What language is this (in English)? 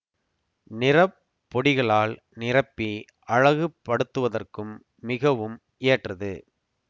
Tamil